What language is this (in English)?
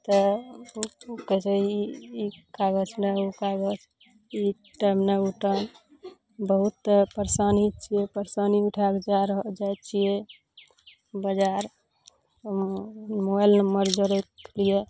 Maithili